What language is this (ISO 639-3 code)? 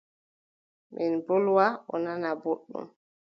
fub